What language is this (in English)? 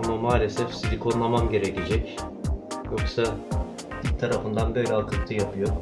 Turkish